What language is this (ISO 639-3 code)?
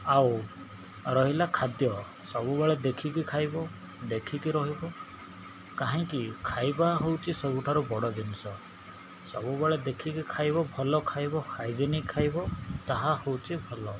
ori